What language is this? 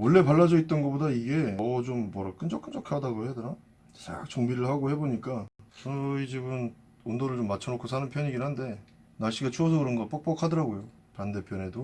Korean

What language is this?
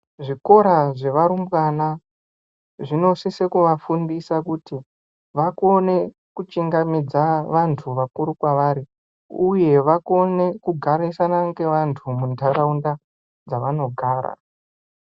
Ndau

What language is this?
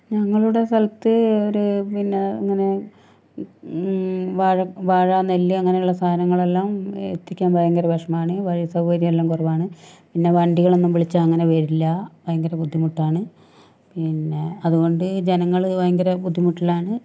Malayalam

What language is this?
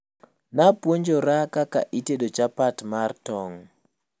Luo (Kenya and Tanzania)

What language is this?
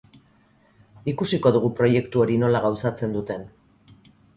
Basque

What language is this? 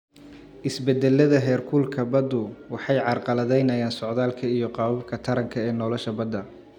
Somali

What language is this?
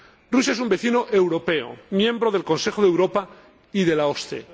Spanish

